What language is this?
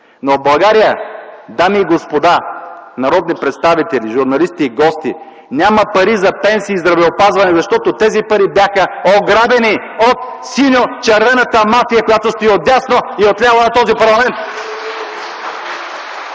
Bulgarian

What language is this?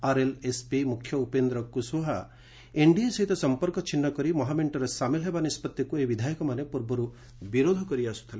Odia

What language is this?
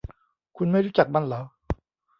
Thai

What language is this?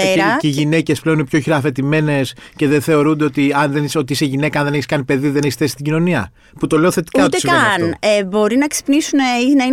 Greek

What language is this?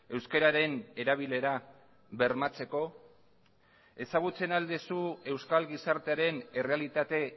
Basque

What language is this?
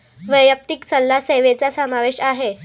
Marathi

